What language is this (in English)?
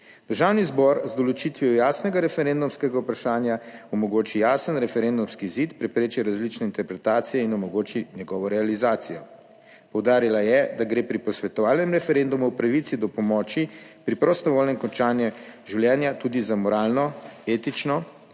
Slovenian